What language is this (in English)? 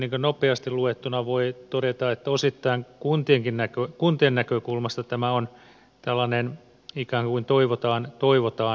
Finnish